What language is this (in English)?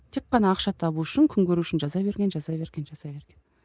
Kazakh